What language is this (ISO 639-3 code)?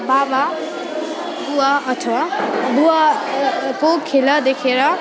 nep